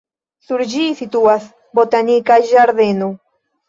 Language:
Esperanto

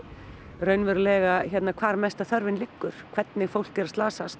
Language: Icelandic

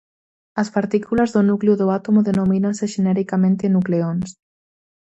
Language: Galician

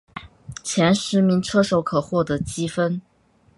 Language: Chinese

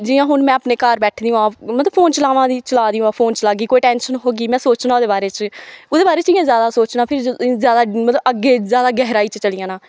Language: Dogri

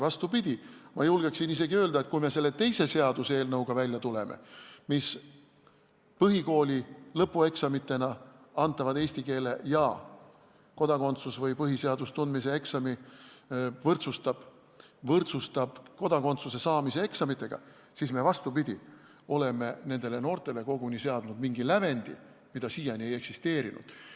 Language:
Estonian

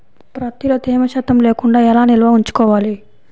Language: Telugu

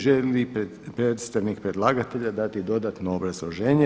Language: Croatian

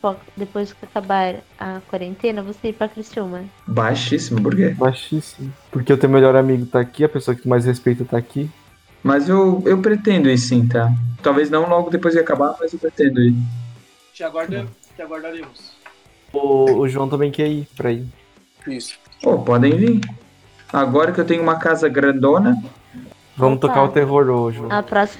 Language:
Portuguese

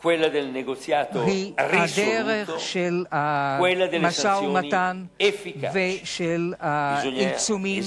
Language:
Hebrew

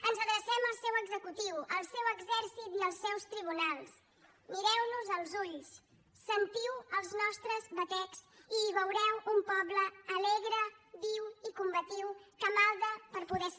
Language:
Catalan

